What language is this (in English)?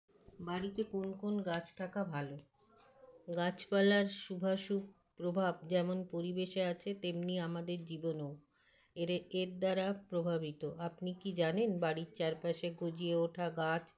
Bangla